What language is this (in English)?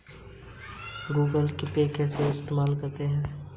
Hindi